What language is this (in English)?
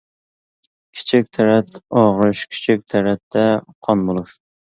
Uyghur